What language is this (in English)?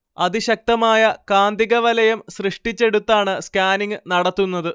Malayalam